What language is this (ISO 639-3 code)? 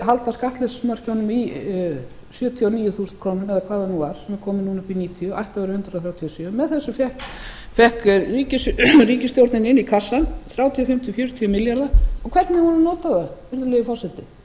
isl